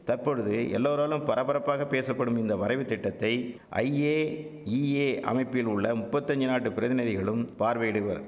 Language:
Tamil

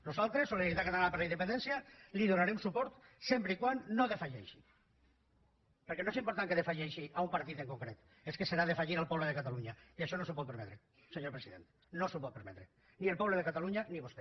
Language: Catalan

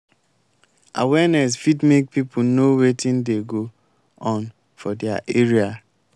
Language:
Nigerian Pidgin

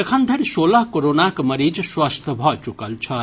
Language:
Maithili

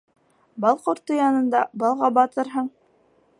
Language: Bashkir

